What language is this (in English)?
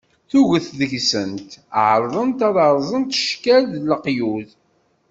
Kabyle